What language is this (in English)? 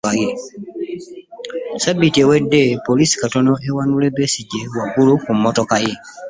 Ganda